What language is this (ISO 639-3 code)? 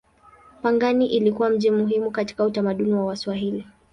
swa